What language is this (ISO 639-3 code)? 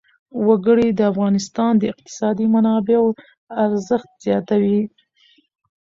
pus